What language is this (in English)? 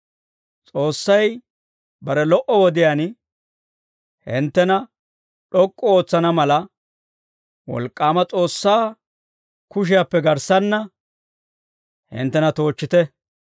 Dawro